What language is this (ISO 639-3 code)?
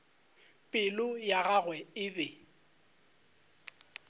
nso